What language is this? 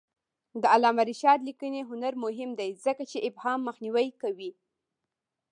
Pashto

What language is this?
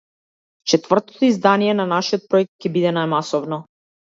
Macedonian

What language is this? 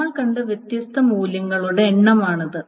Malayalam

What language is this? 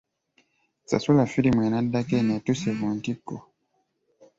Ganda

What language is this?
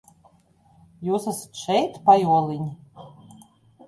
Latvian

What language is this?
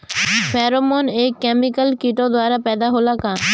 Bhojpuri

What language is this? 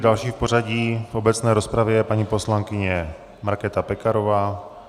Czech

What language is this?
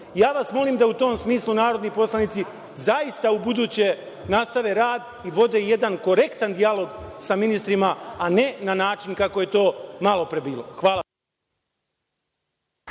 Serbian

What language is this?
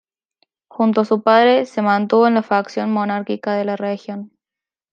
Spanish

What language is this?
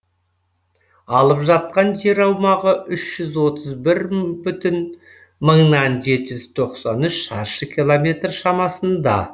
Kazakh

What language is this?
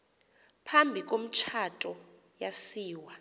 Xhosa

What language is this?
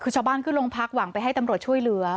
Thai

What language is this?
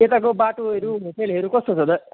Nepali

